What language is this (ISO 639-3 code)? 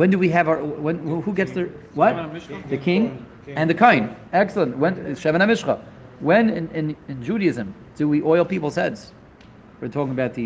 eng